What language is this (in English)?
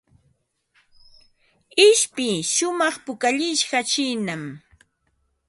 Ambo-Pasco Quechua